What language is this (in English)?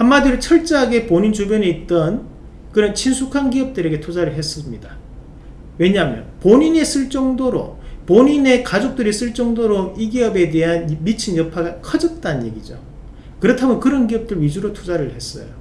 Korean